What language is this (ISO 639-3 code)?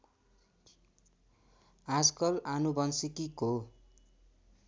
nep